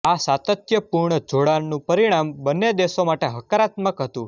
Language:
Gujarati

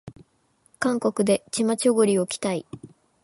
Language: Japanese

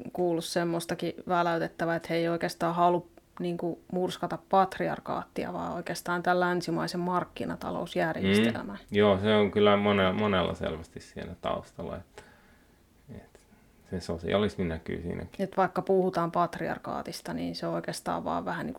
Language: Finnish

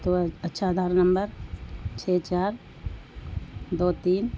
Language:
Urdu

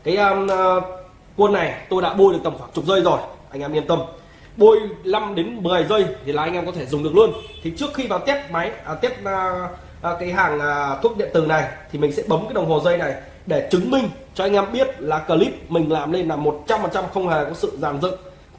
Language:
Vietnamese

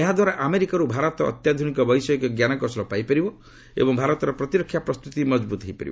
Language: Odia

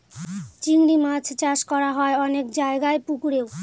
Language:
Bangla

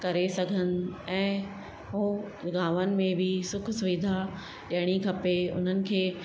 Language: Sindhi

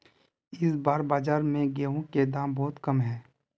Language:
Magahi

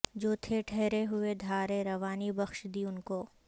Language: Urdu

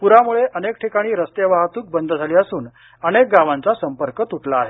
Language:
Marathi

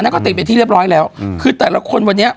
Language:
Thai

